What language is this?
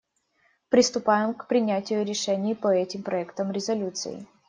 Russian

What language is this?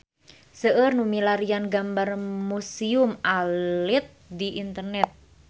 Sundanese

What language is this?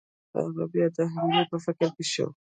Pashto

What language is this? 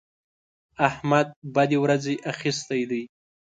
Pashto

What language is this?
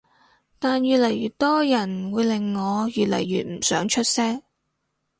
Cantonese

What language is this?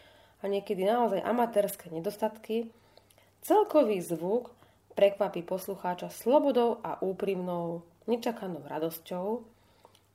Slovak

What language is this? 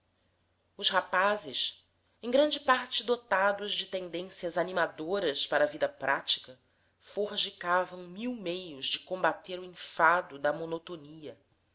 Portuguese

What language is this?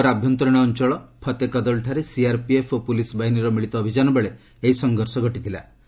Odia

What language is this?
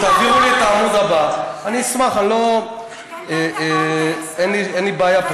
Hebrew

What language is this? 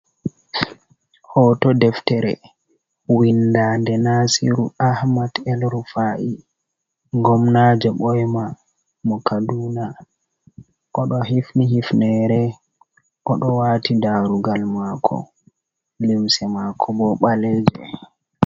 Fula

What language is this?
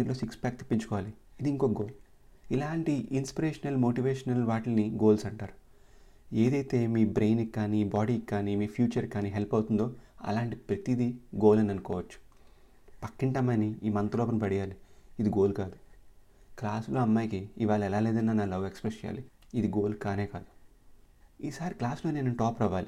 Telugu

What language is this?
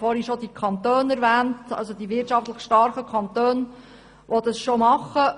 Swiss German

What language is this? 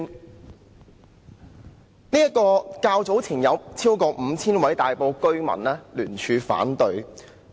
Cantonese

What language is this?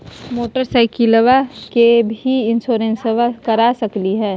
Magahi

